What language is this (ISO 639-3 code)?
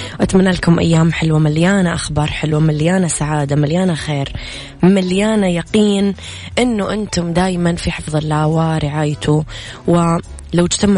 ara